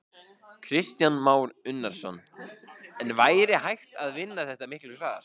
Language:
Icelandic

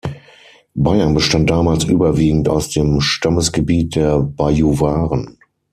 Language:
German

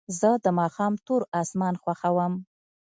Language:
Pashto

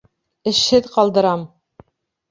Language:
Bashkir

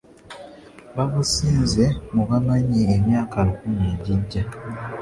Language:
Ganda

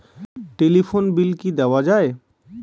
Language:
Bangla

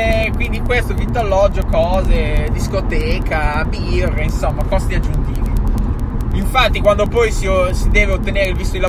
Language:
Italian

